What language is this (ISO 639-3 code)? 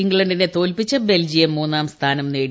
mal